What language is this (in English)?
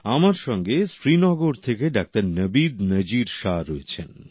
Bangla